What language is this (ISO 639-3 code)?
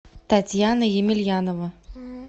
rus